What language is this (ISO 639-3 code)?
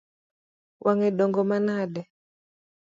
luo